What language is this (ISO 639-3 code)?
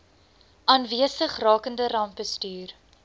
afr